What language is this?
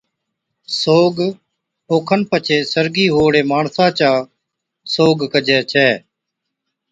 Od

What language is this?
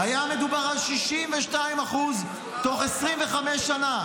Hebrew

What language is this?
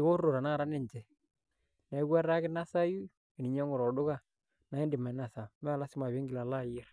Masai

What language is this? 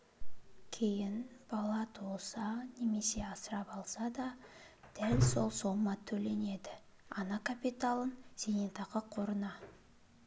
Kazakh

